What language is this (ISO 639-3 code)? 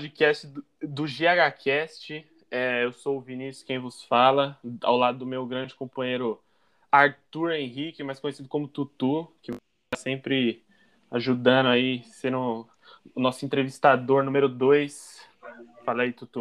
por